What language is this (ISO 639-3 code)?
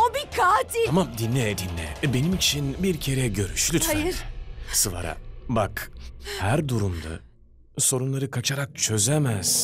tur